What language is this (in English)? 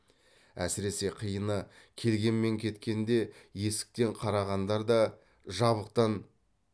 Kazakh